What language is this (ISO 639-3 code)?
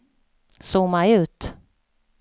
swe